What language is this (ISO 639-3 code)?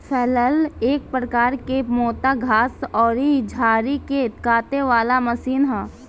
bho